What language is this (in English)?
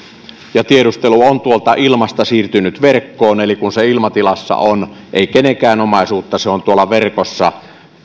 Finnish